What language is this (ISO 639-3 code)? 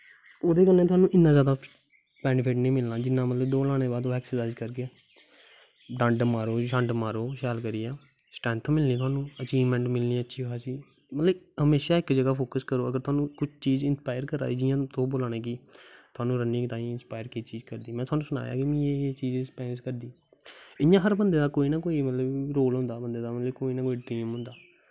doi